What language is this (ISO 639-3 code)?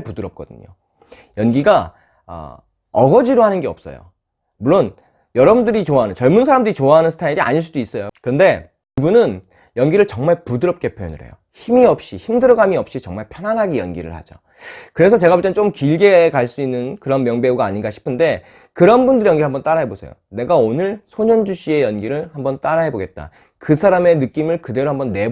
kor